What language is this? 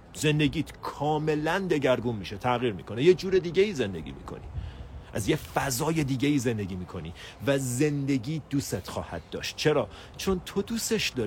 Persian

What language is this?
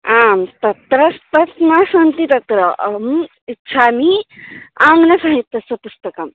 Sanskrit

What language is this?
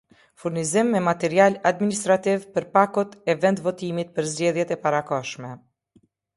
Albanian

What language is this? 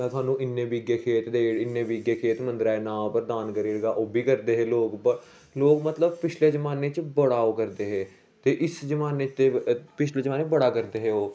Dogri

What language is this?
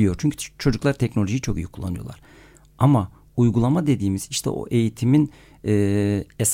Turkish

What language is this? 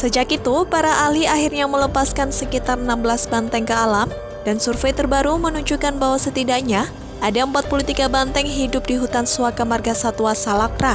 Indonesian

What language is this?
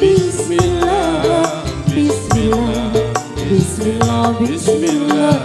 Indonesian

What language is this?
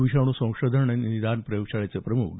Marathi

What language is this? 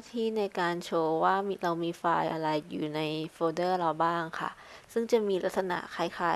Thai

